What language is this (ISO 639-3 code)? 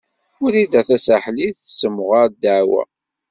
kab